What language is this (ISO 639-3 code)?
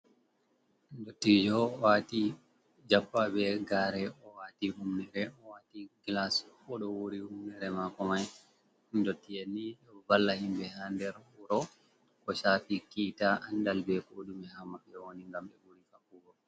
ful